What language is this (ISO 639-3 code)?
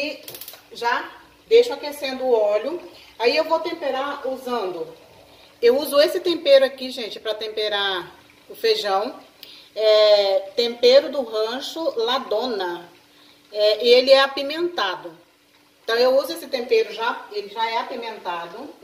por